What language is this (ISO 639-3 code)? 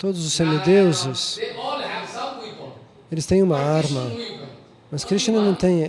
por